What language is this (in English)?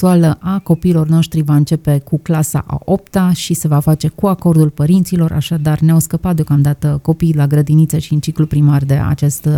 Romanian